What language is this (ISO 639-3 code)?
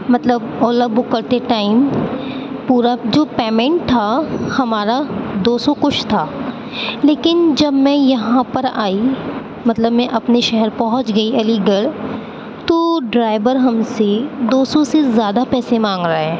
urd